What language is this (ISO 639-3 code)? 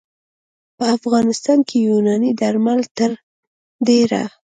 pus